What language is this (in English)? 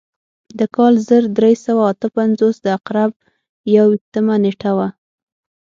Pashto